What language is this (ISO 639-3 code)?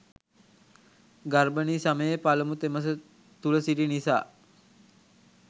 sin